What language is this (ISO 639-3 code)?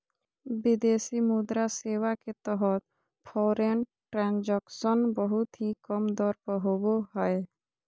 mag